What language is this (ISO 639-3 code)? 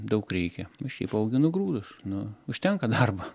lit